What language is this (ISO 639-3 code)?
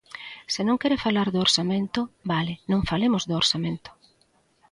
glg